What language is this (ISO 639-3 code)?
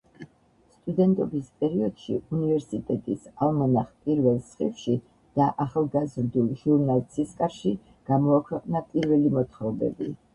kat